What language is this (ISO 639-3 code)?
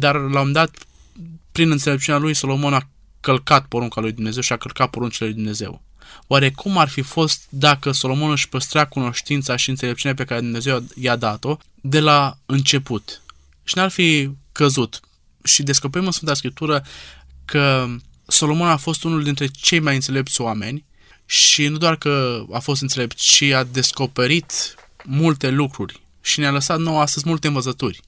ron